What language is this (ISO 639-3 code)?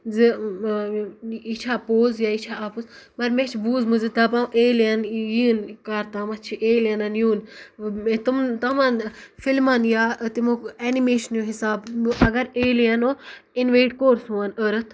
kas